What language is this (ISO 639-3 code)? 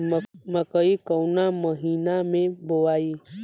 bho